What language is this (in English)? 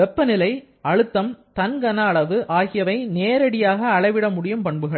Tamil